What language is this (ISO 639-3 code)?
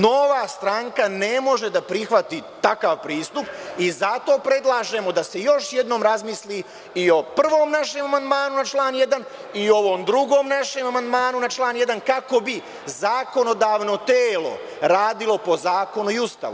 srp